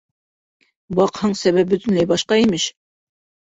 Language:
Bashkir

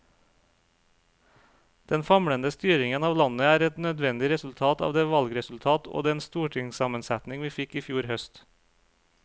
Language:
Norwegian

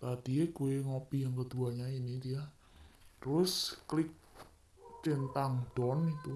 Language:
Indonesian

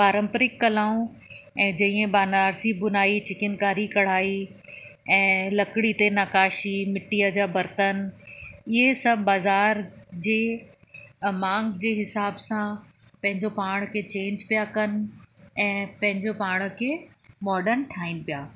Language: Sindhi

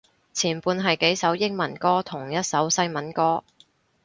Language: Cantonese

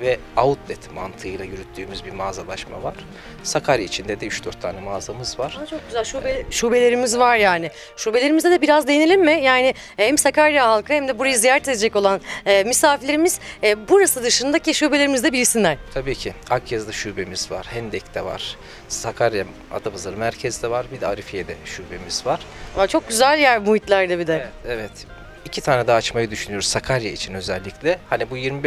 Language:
Turkish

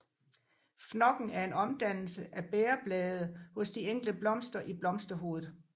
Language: Danish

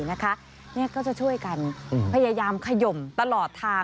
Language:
Thai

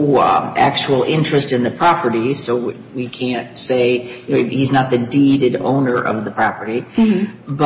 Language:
English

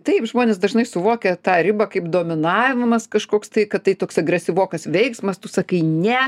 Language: Lithuanian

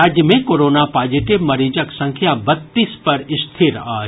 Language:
Maithili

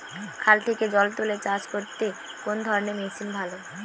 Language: Bangla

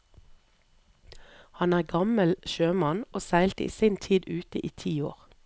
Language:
Norwegian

